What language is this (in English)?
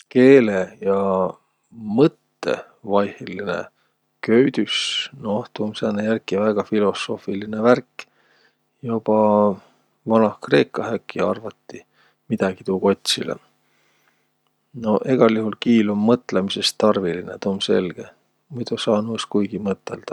Võro